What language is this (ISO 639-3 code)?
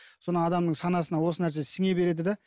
kaz